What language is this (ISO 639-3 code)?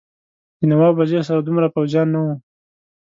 pus